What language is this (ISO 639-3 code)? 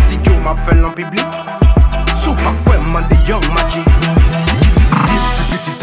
ron